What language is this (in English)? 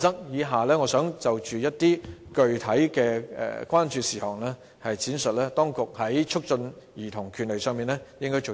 Cantonese